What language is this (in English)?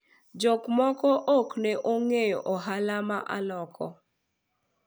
Luo (Kenya and Tanzania)